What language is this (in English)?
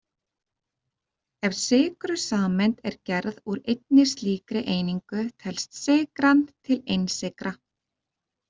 Icelandic